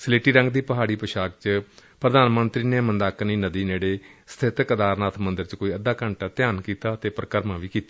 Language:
Punjabi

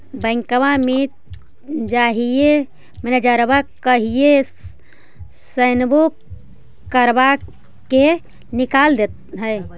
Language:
Magahi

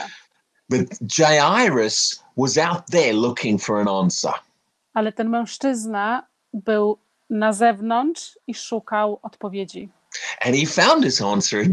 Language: Polish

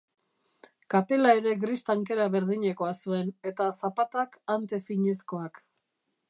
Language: Basque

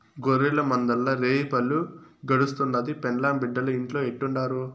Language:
Telugu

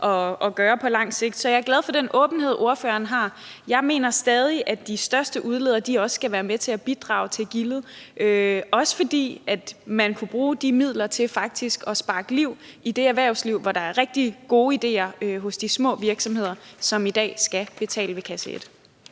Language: Danish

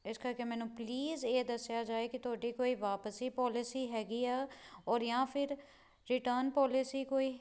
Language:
Punjabi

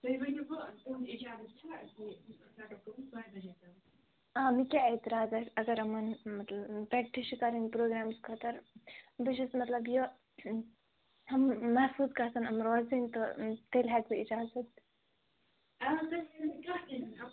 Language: Kashmiri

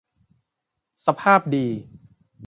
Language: Thai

